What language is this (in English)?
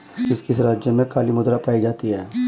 Hindi